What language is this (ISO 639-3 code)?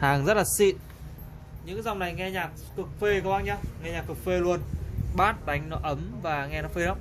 vie